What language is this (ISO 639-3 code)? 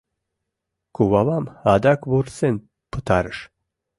chm